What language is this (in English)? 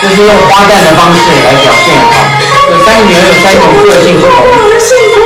Chinese